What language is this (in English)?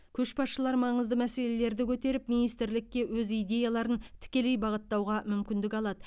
Kazakh